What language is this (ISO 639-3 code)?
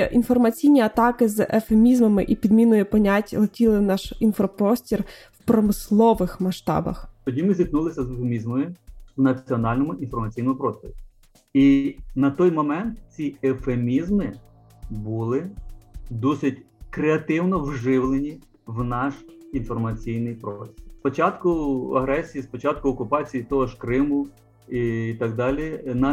ukr